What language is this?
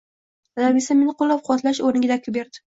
Uzbek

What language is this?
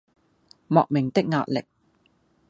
Cantonese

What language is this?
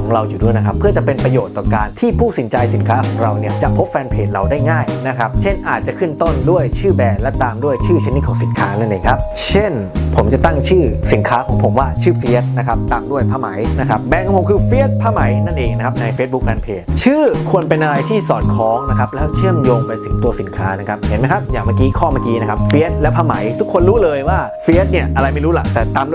Thai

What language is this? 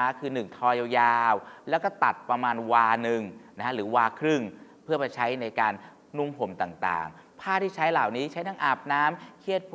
Thai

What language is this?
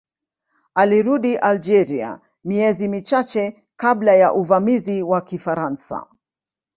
Swahili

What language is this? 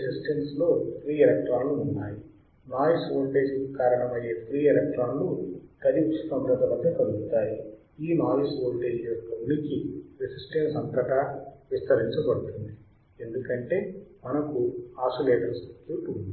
Telugu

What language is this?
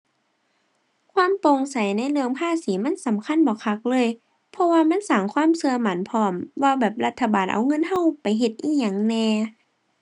Thai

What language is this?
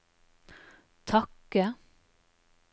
Norwegian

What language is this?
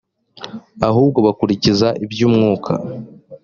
Kinyarwanda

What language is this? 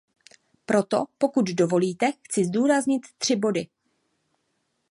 Czech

